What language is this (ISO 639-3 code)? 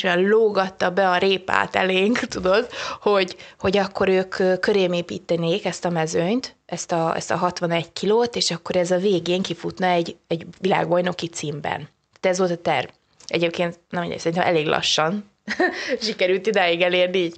hun